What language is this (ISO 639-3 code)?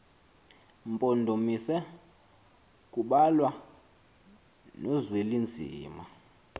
xho